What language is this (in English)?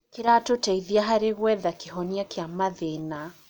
Kikuyu